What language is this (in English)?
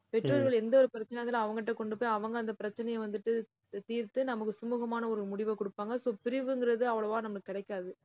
Tamil